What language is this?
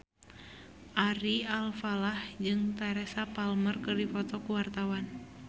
Sundanese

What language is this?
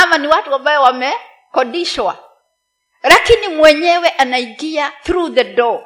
Swahili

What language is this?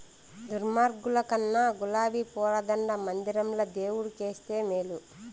Telugu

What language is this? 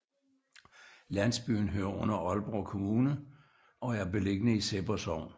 Danish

